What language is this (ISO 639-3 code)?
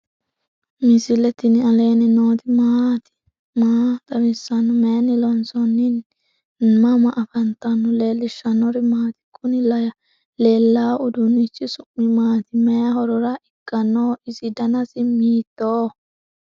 sid